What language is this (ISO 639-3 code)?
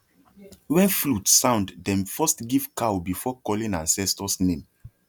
pcm